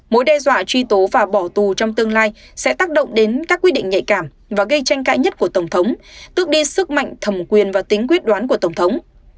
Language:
Vietnamese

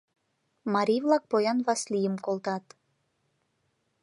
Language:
Mari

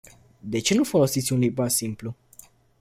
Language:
Romanian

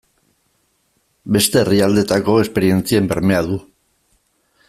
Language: Basque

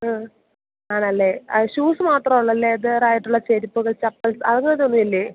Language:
Malayalam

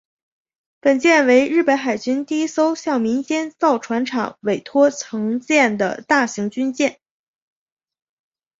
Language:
Chinese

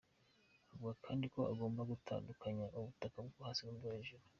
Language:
Kinyarwanda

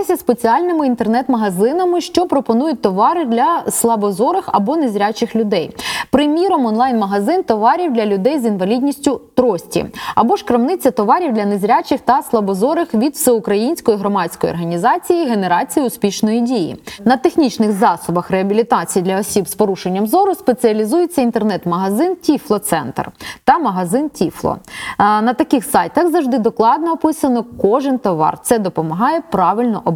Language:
Ukrainian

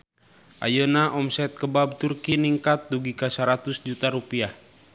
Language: Sundanese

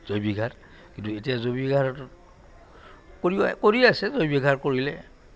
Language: Assamese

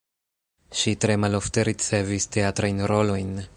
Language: Esperanto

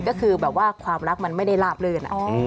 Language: Thai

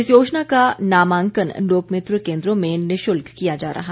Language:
Hindi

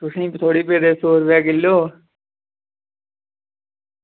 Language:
Dogri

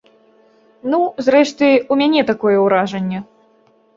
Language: Belarusian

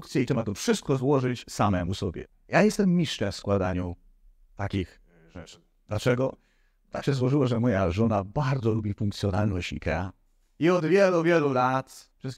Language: Polish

